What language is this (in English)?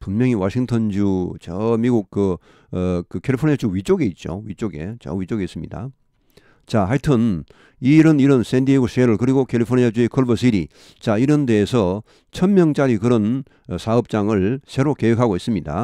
Korean